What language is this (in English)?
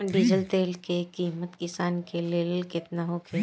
Bhojpuri